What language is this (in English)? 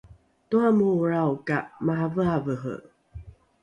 Rukai